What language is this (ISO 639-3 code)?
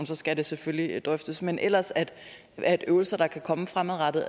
dan